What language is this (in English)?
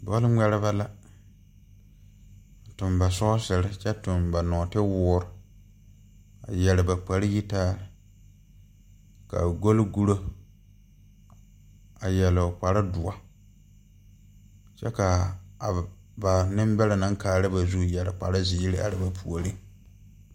Southern Dagaare